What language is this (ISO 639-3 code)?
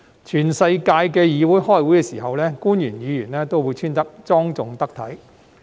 yue